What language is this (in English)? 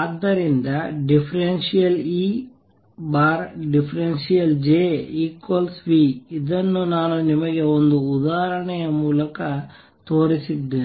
Kannada